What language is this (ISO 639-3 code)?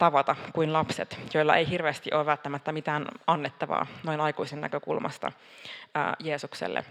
fin